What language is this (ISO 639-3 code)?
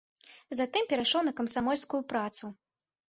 bel